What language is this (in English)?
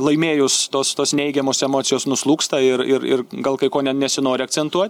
Lithuanian